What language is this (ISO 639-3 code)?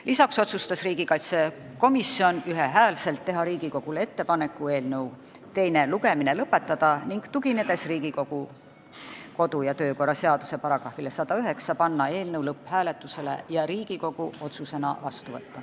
est